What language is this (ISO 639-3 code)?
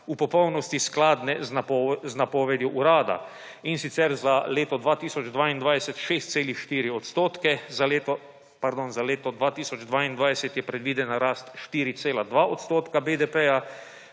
slv